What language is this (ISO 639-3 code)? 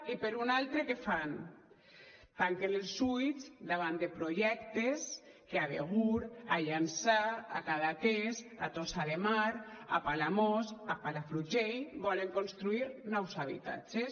cat